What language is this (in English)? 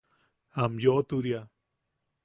Yaqui